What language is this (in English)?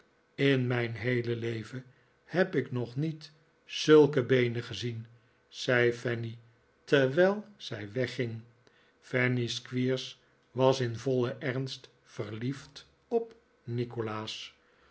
Dutch